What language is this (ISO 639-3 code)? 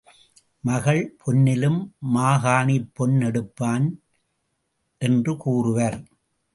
tam